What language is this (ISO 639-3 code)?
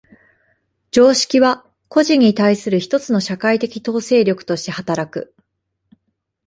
jpn